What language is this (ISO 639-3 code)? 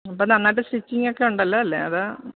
mal